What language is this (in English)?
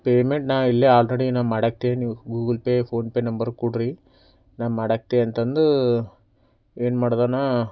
Kannada